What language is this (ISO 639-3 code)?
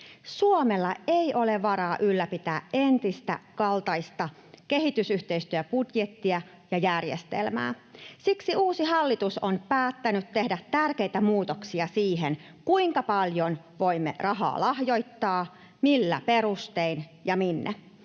fin